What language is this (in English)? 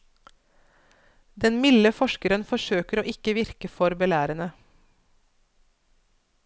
Norwegian